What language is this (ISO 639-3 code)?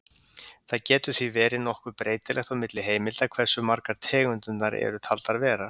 isl